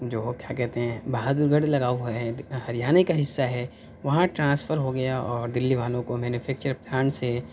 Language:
Urdu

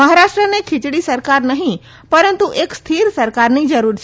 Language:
Gujarati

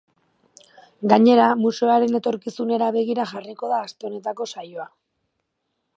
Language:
Basque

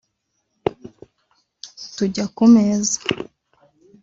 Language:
Kinyarwanda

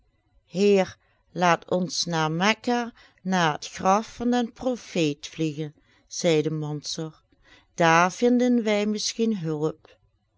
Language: Dutch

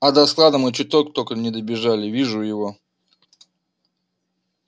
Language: Russian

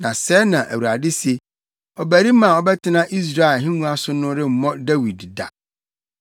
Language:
Akan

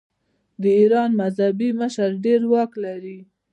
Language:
Pashto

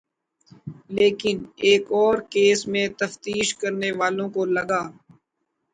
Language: Urdu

